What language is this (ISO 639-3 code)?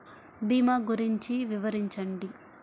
tel